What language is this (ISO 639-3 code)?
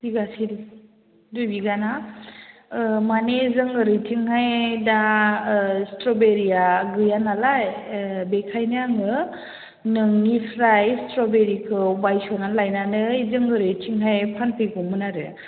brx